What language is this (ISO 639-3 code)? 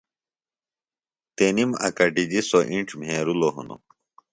phl